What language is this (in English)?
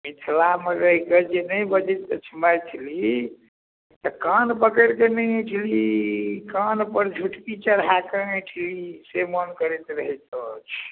Maithili